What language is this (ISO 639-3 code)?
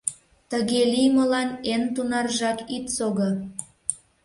chm